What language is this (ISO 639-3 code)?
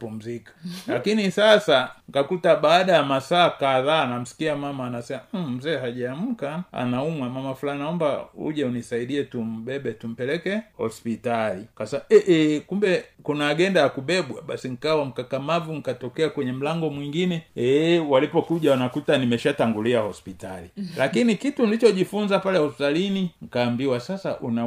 swa